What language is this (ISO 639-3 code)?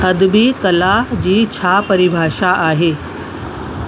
snd